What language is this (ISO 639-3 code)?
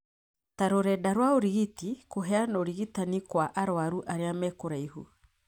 kik